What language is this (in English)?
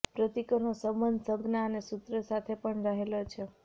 Gujarati